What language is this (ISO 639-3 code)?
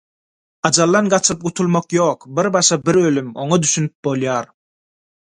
tuk